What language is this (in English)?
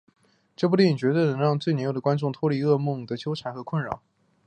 Chinese